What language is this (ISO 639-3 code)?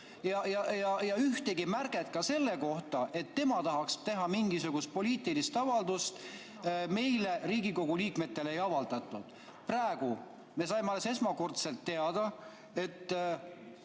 est